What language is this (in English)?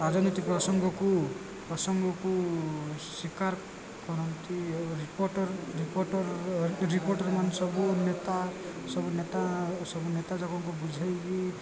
Odia